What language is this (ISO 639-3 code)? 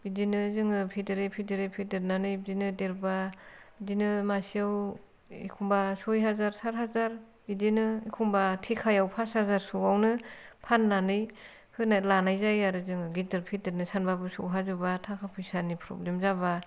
brx